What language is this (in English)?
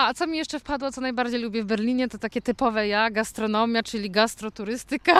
Polish